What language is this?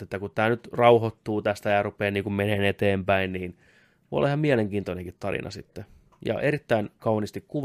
Finnish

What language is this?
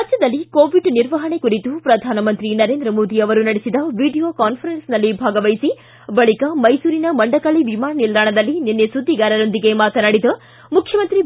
Kannada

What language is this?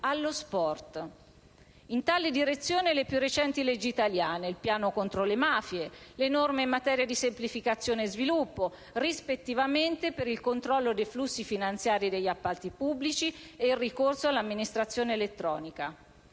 Italian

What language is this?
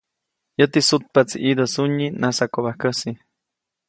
Copainalá Zoque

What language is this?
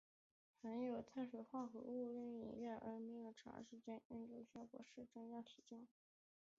Chinese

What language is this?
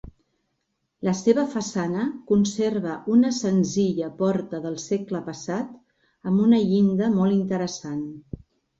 Catalan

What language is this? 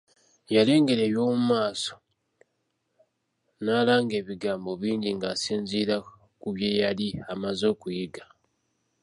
Ganda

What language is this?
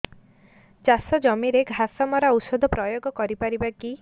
Odia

